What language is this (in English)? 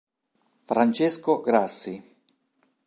Italian